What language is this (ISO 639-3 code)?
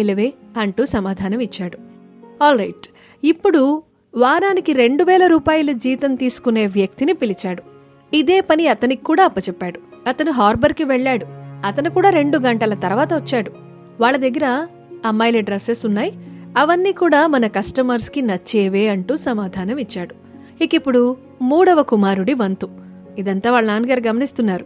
tel